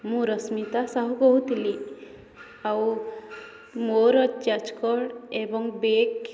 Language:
Odia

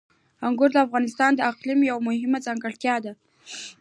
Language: Pashto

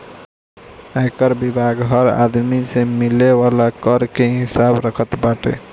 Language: Bhojpuri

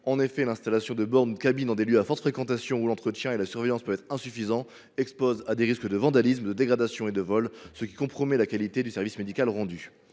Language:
French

